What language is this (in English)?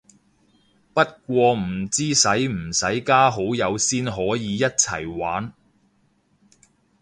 Cantonese